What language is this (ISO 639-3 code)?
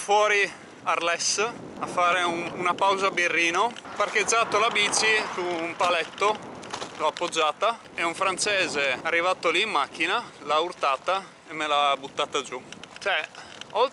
ita